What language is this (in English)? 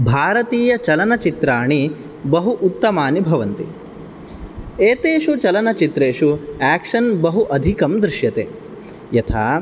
Sanskrit